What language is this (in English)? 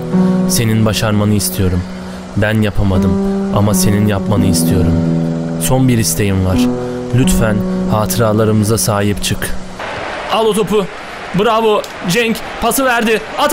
Turkish